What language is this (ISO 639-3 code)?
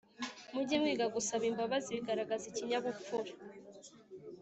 kin